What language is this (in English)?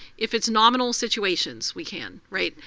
English